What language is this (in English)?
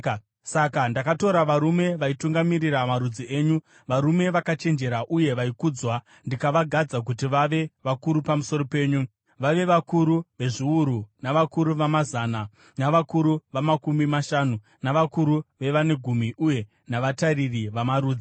Shona